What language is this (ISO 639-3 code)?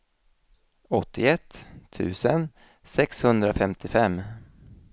swe